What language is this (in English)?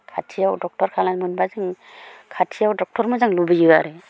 Bodo